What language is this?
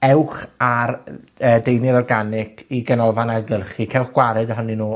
Welsh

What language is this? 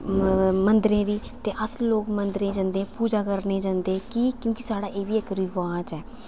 Dogri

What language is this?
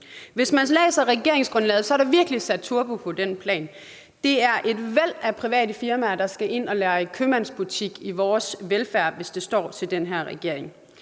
Danish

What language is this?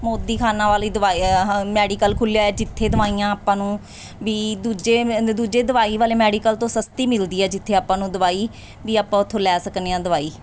Punjabi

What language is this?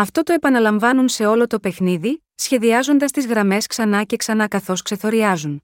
Greek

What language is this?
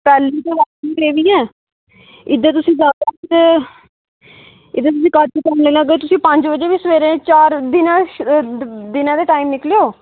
Dogri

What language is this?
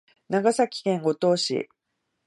Japanese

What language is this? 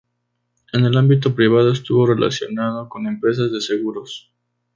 Spanish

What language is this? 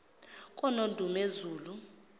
Zulu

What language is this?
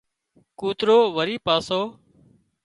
Wadiyara Koli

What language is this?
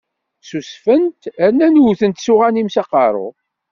Kabyle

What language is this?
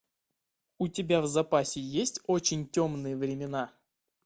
Russian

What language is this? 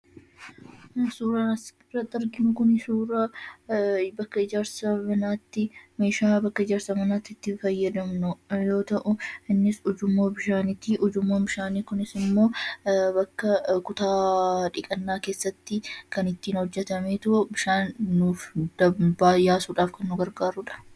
Oromo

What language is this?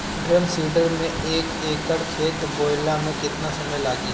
Bhojpuri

